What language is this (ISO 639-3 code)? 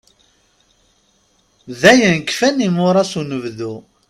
kab